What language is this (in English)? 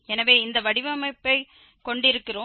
Tamil